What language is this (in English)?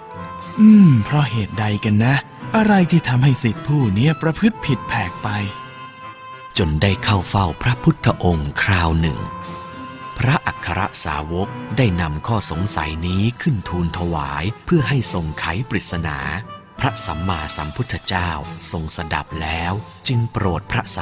Thai